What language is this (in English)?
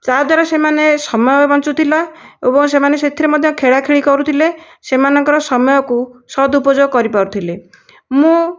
Odia